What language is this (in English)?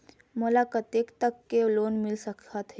Chhattisgarhi